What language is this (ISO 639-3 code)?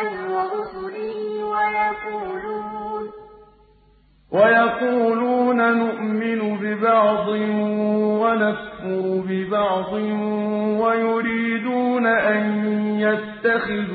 ara